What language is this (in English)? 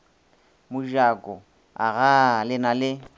Northern Sotho